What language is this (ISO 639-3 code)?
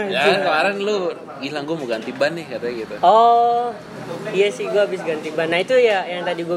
ind